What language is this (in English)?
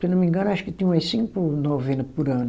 Portuguese